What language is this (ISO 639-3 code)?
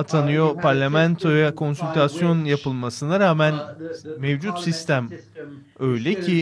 tur